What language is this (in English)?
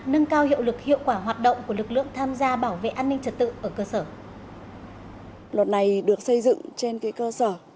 Vietnamese